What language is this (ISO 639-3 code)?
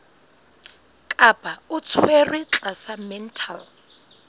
sot